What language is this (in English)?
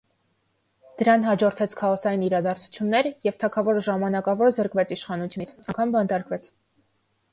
Armenian